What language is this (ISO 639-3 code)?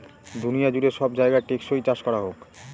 ben